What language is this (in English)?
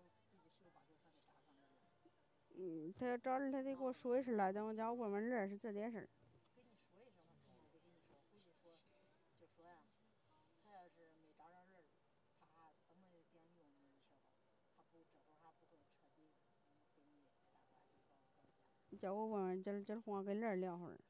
Chinese